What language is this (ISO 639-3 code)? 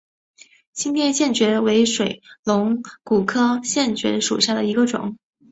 zho